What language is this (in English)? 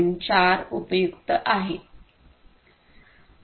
Marathi